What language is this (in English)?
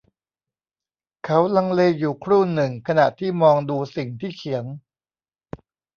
Thai